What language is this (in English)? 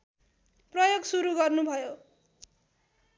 Nepali